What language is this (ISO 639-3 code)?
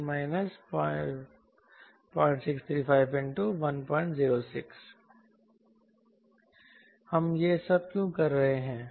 hin